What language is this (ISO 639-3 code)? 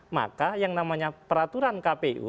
ind